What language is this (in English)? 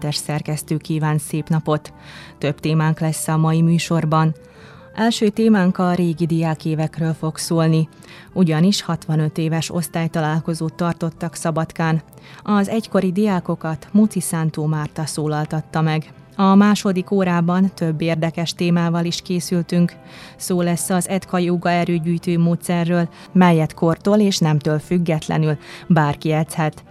Hungarian